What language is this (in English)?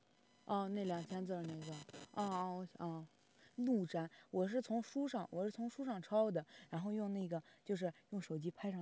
Chinese